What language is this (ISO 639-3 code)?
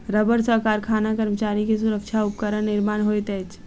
mai